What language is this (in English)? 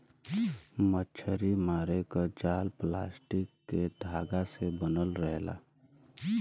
Bhojpuri